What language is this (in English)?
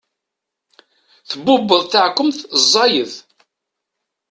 Kabyle